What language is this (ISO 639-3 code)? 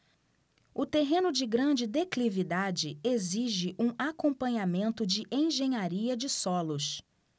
por